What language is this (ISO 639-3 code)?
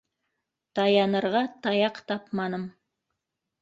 bak